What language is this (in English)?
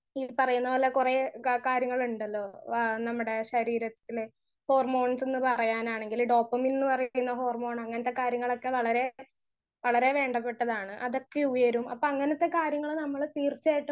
Malayalam